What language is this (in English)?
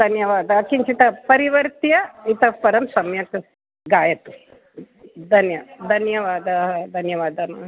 Sanskrit